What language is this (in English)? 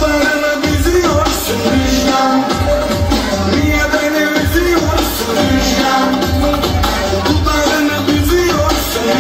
Turkish